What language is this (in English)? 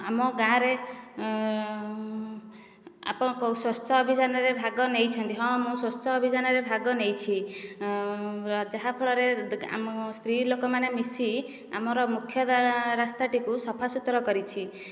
Odia